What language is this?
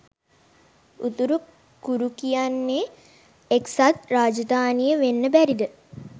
Sinhala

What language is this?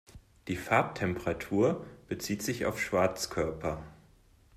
German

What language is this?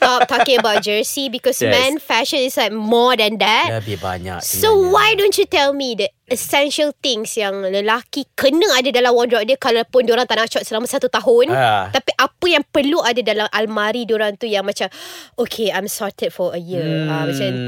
Malay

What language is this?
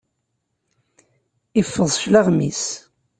Kabyle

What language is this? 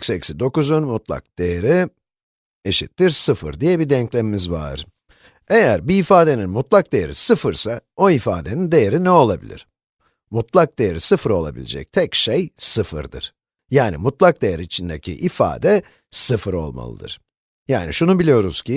Turkish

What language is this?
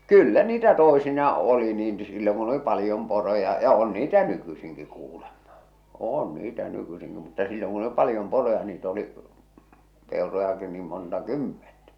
Finnish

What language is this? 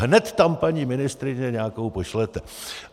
Czech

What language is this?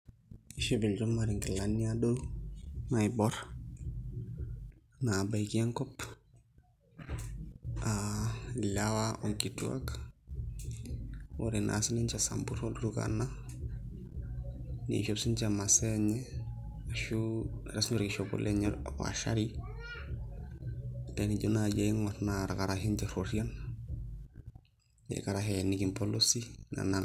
Masai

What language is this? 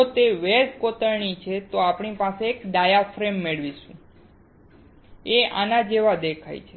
Gujarati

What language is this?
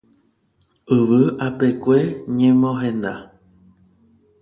Guarani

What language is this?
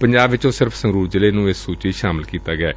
Punjabi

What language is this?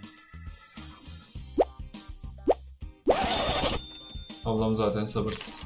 Turkish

